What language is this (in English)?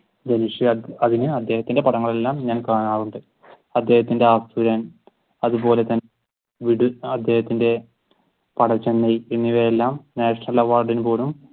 Malayalam